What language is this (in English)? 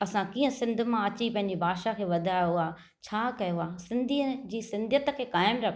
Sindhi